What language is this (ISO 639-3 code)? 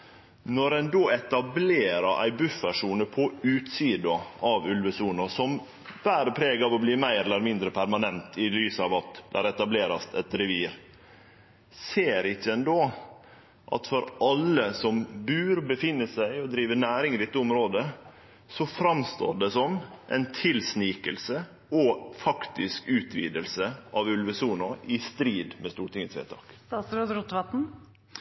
nno